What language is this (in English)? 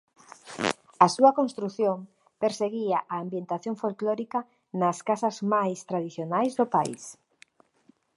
Galician